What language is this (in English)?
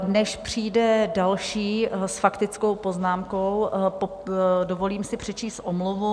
Czech